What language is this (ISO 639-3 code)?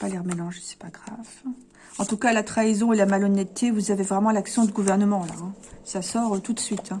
fra